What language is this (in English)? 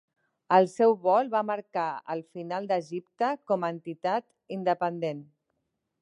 Catalan